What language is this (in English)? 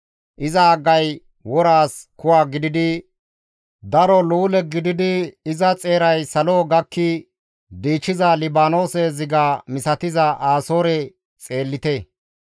Gamo